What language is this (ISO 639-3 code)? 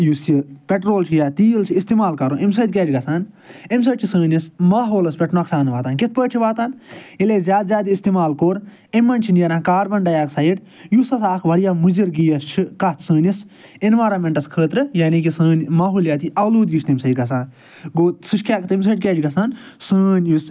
kas